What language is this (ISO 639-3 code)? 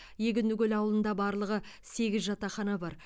kaz